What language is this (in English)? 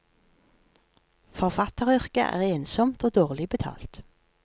Norwegian